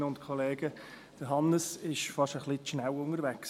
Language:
Swiss German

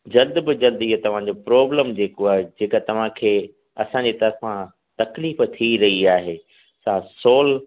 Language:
Sindhi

